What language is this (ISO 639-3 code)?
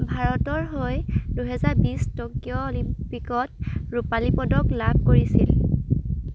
asm